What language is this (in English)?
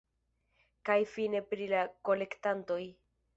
Esperanto